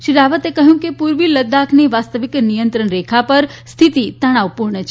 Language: Gujarati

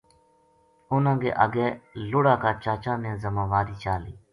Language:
Gujari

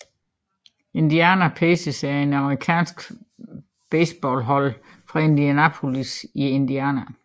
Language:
Danish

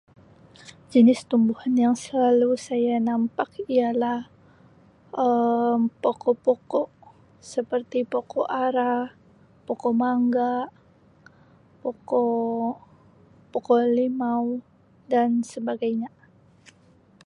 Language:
Sabah Malay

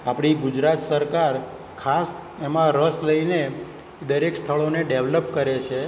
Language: Gujarati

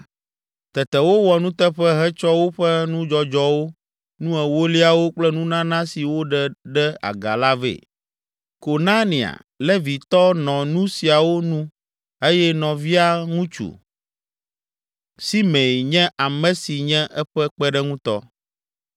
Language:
Ewe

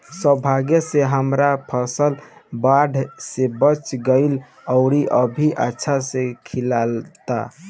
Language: Bhojpuri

